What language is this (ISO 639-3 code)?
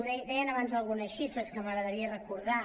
cat